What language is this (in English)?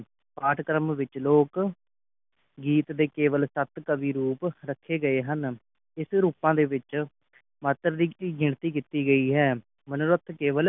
Punjabi